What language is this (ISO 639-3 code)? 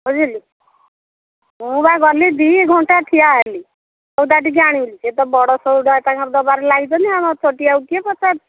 ori